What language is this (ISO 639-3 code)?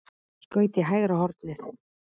isl